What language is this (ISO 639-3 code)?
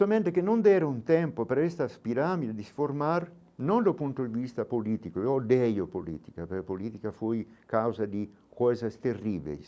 por